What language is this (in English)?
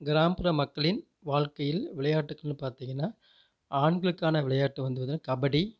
Tamil